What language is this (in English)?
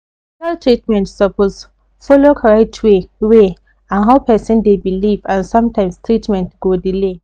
Nigerian Pidgin